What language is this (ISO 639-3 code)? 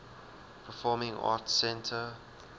eng